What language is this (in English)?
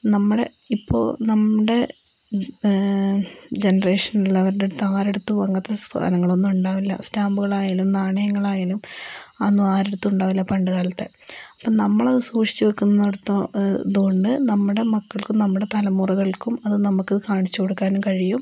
Malayalam